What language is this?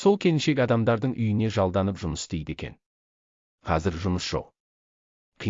Turkish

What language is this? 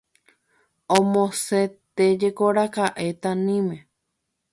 Guarani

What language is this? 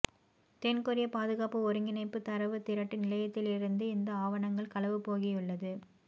Tamil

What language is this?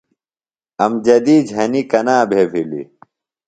Phalura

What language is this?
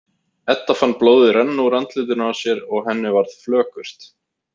Icelandic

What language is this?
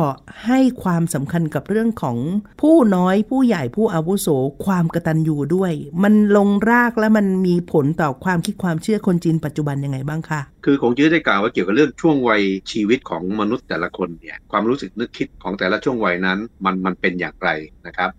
Thai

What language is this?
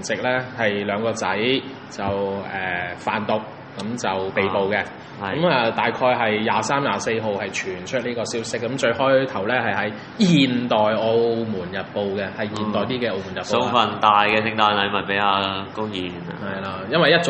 Chinese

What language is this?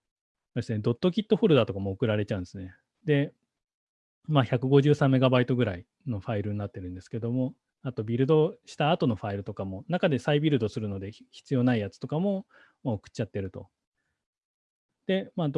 Japanese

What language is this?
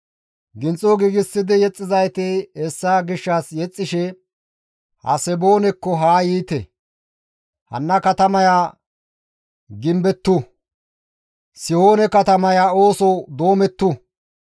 Gamo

